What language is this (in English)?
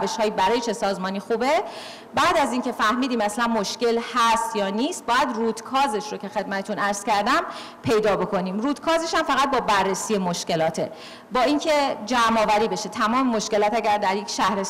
Persian